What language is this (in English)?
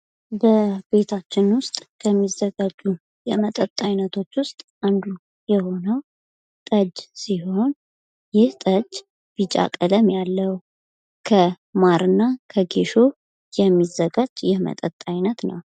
Amharic